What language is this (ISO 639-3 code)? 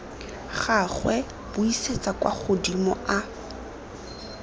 tsn